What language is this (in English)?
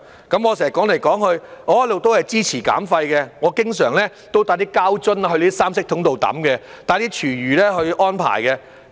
Cantonese